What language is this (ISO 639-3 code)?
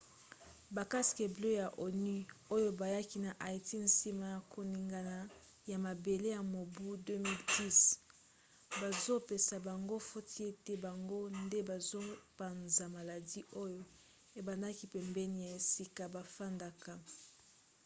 lin